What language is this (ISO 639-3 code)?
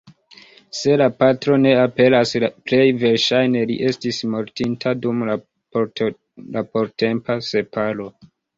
epo